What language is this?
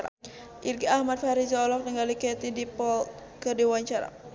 Sundanese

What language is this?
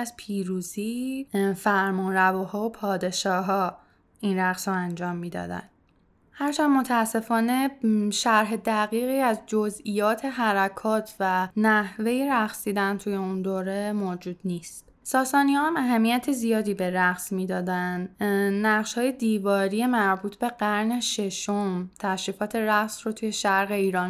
Persian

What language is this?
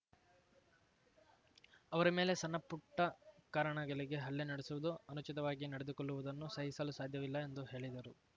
Kannada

